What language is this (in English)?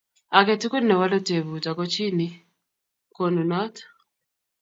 Kalenjin